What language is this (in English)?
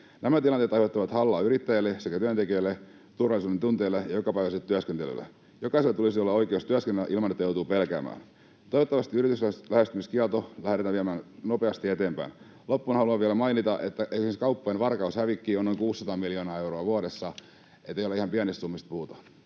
Finnish